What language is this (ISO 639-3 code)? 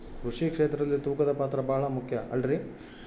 kan